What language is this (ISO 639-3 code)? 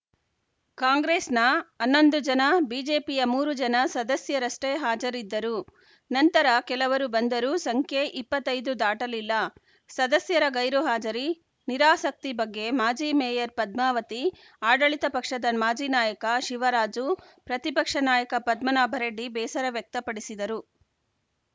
kan